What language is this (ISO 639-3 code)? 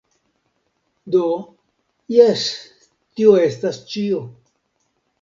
epo